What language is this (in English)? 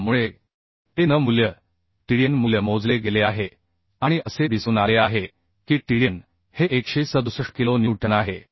Marathi